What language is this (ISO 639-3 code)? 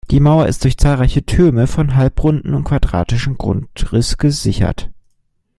deu